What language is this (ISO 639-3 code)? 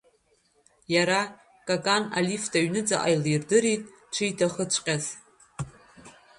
abk